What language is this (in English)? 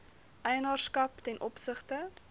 Afrikaans